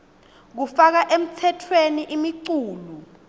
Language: Swati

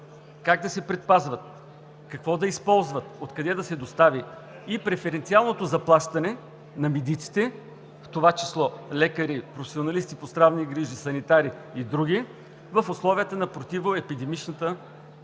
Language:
Bulgarian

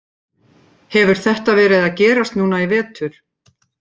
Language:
Icelandic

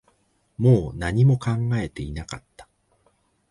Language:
Japanese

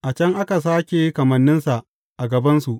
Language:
Hausa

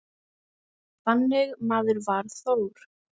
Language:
Icelandic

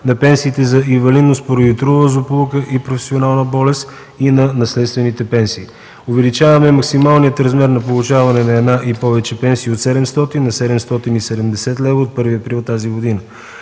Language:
Bulgarian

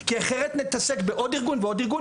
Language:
Hebrew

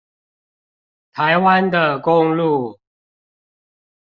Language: Chinese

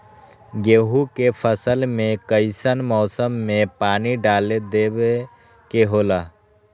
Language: Magahi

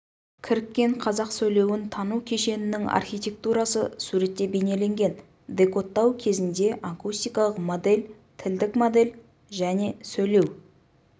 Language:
Kazakh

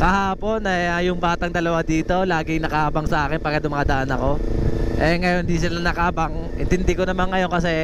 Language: Filipino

